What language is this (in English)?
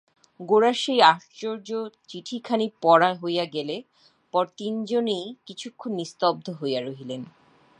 Bangla